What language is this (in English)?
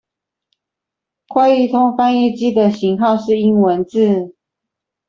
Chinese